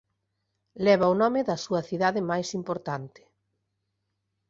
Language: Galician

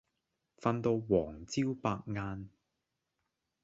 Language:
Cantonese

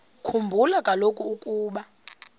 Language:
Xhosa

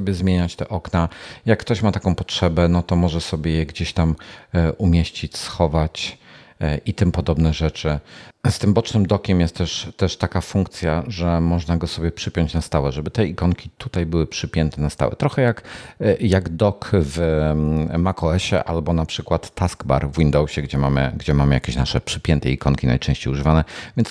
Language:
Polish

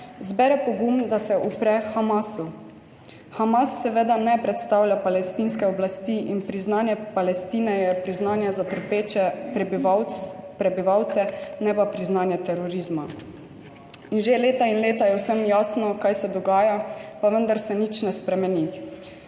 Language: Slovenian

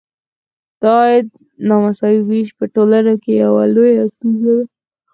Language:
Pashto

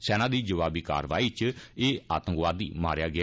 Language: Dogri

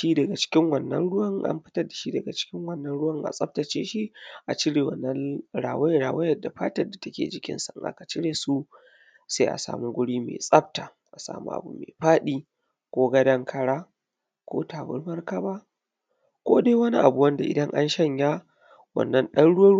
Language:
Hausa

